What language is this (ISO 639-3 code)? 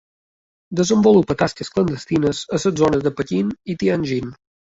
cat